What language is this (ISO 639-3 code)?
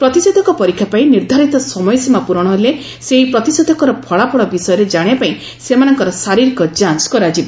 ori